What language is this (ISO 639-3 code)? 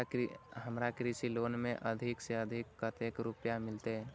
mai